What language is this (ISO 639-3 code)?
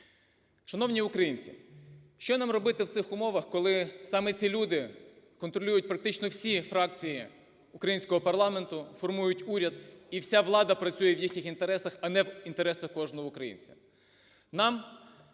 ukr